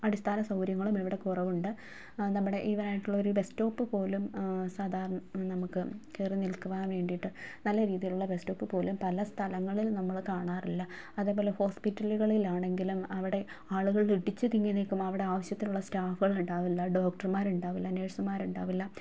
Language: Malayalam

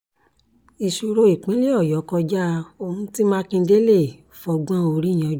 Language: Yoruba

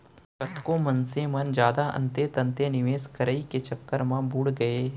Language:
Chhattisgarhi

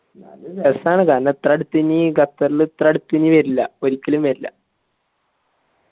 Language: Malayalam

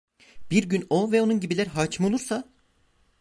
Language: Turkish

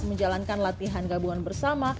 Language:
Indonesian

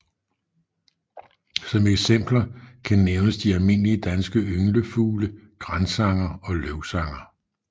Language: Danish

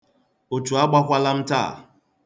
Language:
Igbo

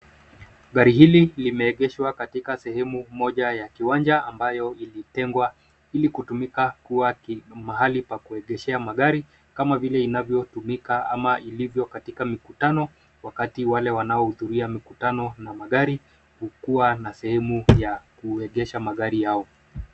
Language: Swahili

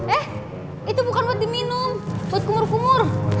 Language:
Indonesian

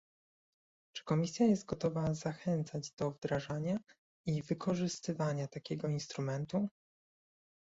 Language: Polish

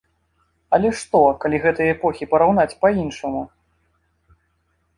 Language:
Belarusian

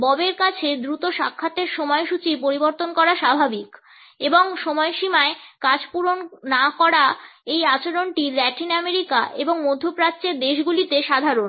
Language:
Bangla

